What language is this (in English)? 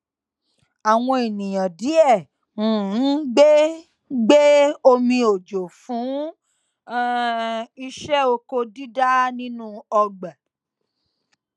Yoruba